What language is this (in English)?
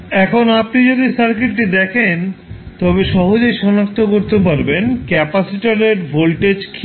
Bangla